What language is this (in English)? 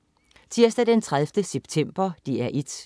Danish